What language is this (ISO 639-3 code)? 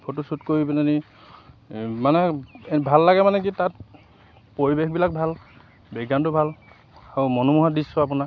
asm